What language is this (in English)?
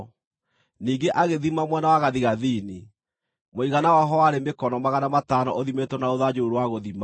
Kikuyu